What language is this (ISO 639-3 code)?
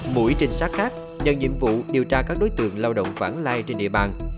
vie